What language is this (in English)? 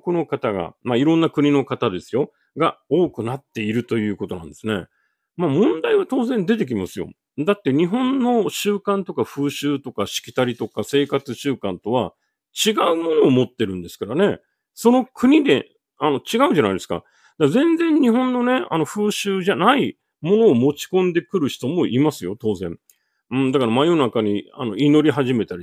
Japanese